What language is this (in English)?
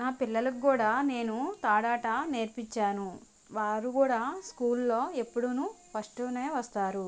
Telugu